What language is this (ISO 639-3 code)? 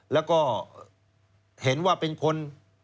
tha